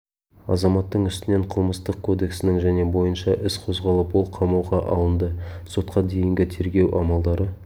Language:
Kazakh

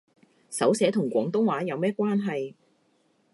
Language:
Cantonese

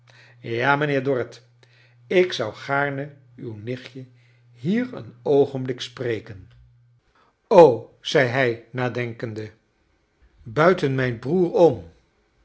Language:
Dutch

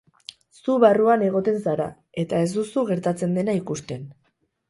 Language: Basque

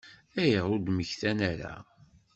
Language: Kabyle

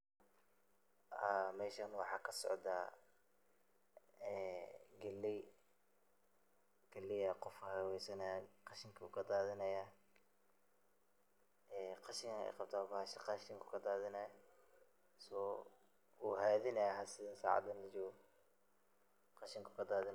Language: Somali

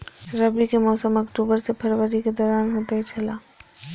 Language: Maithili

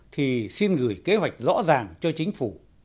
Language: Vietnamese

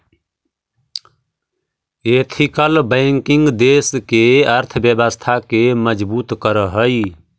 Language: Magahi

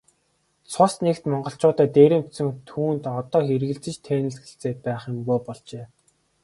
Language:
Mongolian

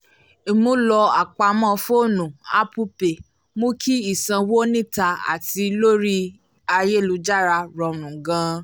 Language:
Yoruba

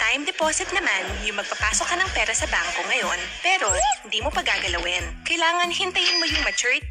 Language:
Filipino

